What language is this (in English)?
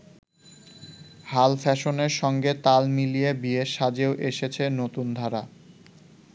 Bangla